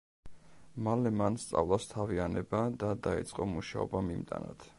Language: Georgian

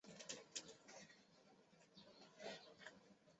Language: Chinese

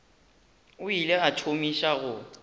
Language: Northern Sotho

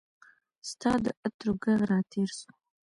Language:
Pashto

